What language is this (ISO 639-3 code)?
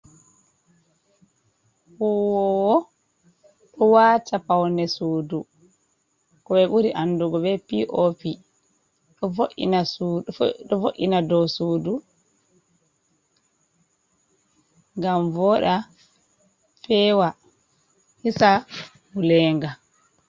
ful